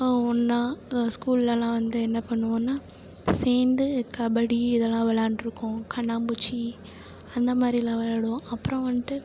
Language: Tamil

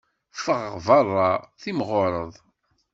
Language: Kabyle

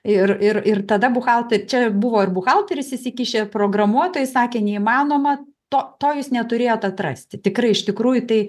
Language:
Lithuanian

